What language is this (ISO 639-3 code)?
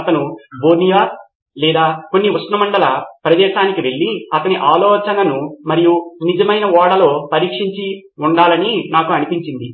tel